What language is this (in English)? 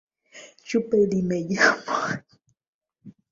Swahili